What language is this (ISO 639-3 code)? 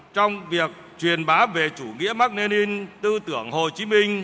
vie